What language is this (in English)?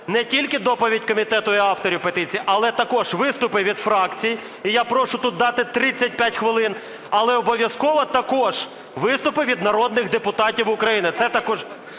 Ukrainian